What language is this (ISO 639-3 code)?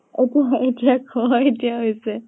asm